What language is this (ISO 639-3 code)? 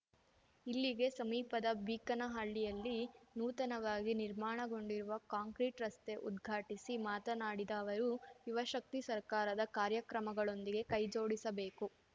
kan